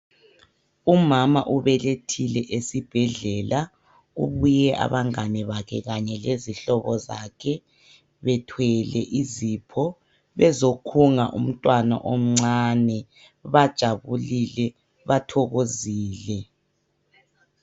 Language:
North Ndebele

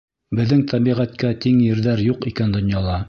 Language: Bashkir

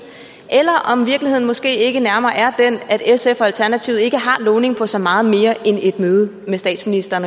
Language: Danish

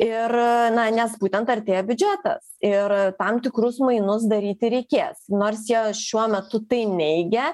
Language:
Lithuanian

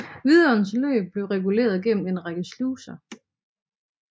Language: Danish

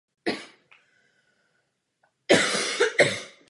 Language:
Czech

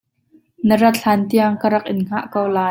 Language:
Hakha Chin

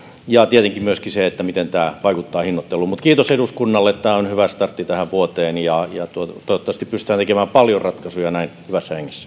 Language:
Finnish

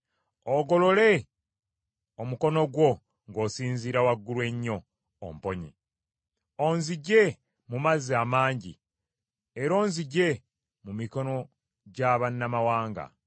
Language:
Ganda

